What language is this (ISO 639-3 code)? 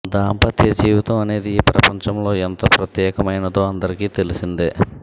tel